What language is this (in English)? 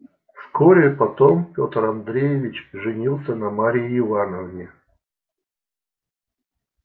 Russian